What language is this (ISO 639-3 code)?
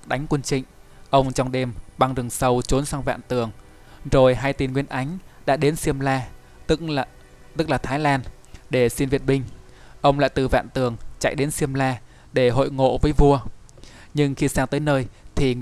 vie